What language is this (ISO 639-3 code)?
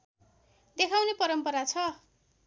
nep